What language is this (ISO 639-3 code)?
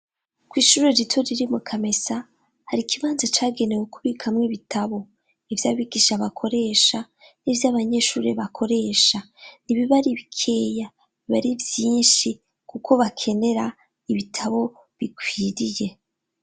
run